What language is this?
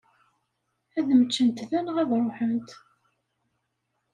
Kabyle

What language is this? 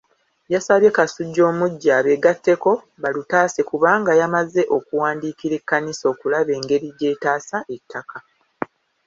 Ganda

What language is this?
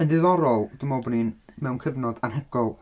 Welsh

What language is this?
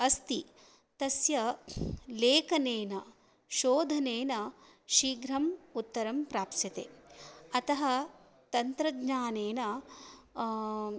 Sanskrit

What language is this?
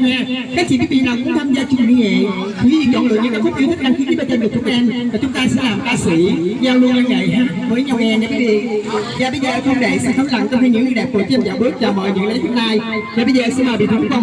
Vietnamese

